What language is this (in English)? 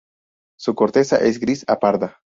Spanish